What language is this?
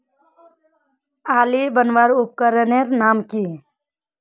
Magahi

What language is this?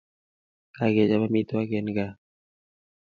Kalenjin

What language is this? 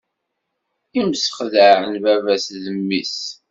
Kabyle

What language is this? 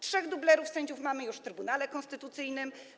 Polish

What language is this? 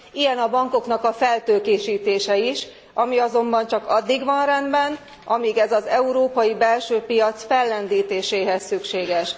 Hungarian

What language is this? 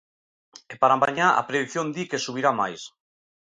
Galician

